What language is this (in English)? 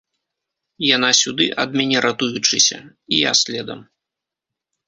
Belarusian